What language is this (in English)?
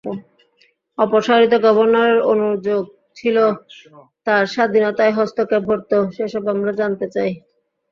Bangla